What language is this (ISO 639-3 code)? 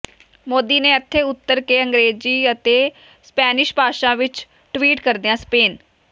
pan